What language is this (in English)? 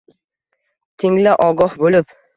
Uzbek